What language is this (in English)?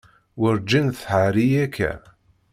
Kabyle